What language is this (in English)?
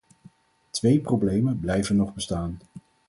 Dutch